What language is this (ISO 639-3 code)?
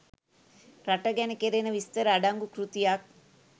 sin